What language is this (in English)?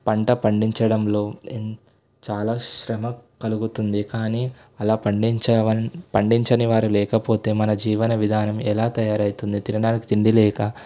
Telugu